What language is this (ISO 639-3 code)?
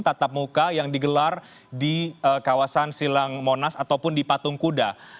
ind